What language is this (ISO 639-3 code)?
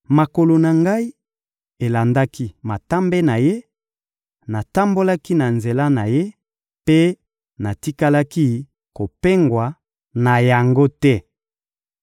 lin